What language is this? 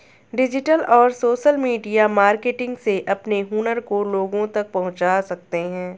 Hindi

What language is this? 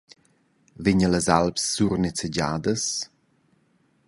Romansh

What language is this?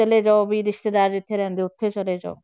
Punjabi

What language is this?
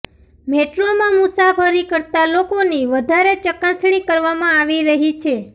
Gujarati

